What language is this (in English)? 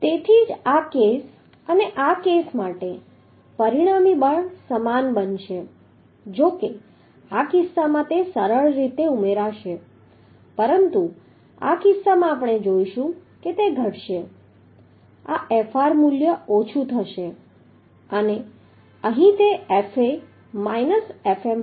Gujarati